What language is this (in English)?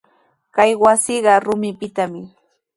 Sihuas Ancash Quechua